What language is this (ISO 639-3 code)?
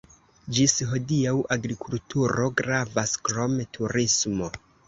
epo